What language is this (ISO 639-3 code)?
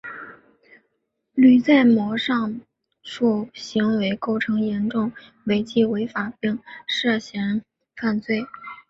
zho